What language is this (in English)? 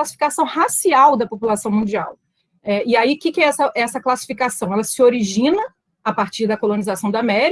Portuguese